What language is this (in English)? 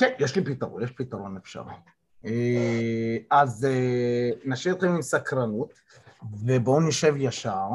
Hebrew